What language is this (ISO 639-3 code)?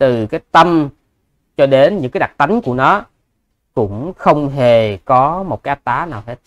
vie